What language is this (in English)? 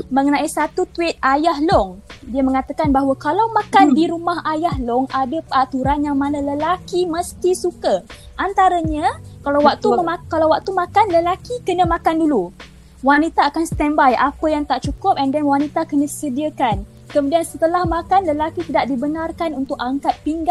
Malay